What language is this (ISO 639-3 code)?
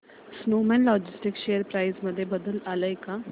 mar